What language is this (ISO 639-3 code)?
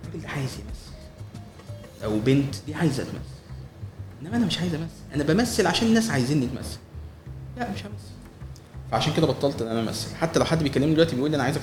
ara